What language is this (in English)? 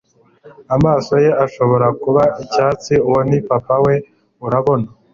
Kinyarwanda